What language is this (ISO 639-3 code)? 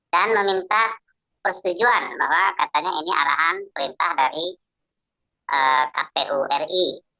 ind